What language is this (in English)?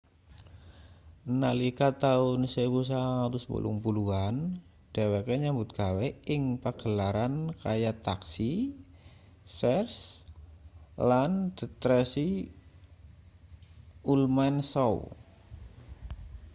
Javanese